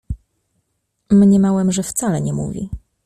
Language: Polish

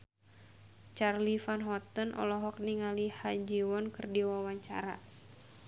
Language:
Sundanese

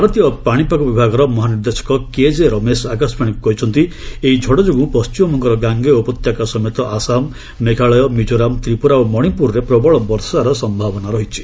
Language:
Odia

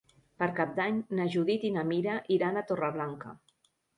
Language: Catalan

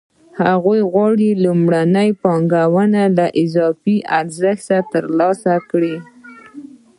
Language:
Pashto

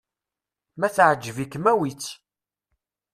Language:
Kabyle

